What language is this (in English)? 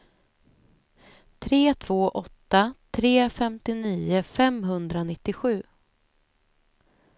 Swedish